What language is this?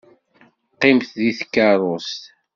Kabyle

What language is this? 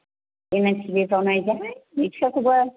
Bodo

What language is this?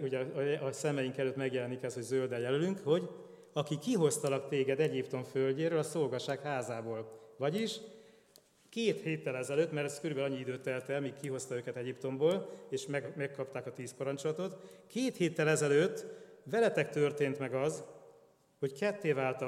Hungarian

